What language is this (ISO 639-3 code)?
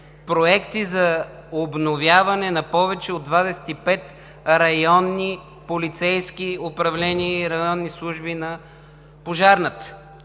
bul